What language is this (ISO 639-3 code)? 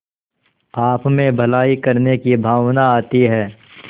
hin